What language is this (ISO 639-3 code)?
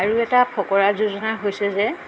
asm